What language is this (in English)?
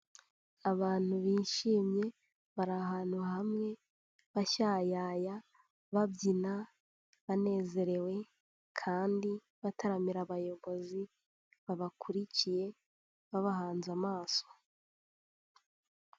Kinyarwanda